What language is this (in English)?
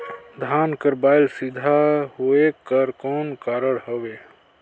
Chhattisgarhi